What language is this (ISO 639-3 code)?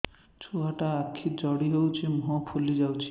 ori